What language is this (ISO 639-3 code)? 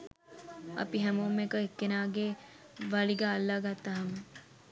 sin